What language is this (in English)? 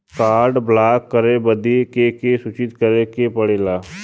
Bhojpuri